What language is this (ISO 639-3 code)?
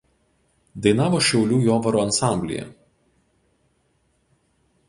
lit